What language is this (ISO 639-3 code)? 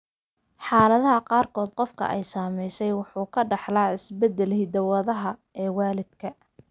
som